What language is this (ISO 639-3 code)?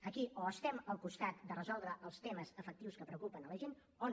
cat